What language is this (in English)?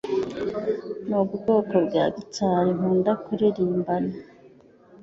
Kinyarwanda